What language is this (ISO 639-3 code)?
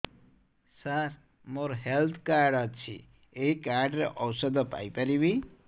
ori